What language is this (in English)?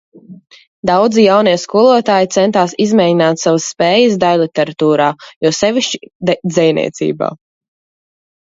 Latvian